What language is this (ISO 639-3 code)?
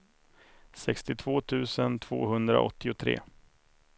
swe